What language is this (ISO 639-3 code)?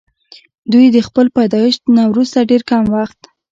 pus